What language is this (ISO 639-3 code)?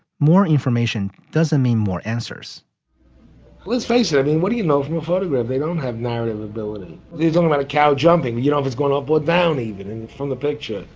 eng